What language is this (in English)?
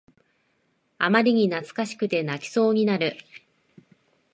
Japanese